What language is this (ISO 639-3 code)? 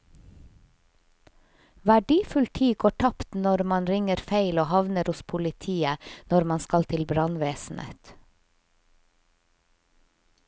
nor